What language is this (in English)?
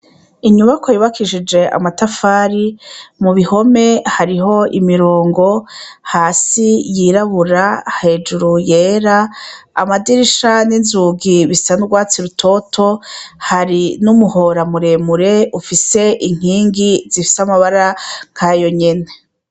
Rundi